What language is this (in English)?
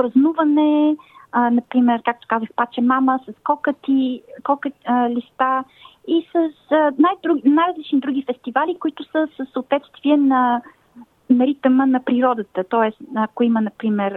Bulgarian